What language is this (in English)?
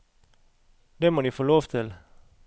Norwegian